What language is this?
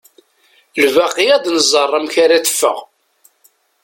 Kabyle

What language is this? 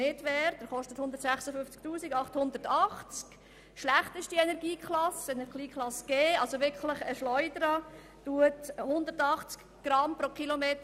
Swiss German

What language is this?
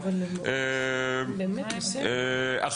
Hebrew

